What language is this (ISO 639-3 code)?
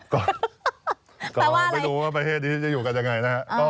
tha